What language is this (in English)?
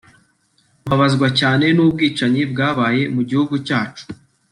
Kinyarwanda